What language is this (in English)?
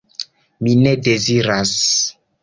Esperanto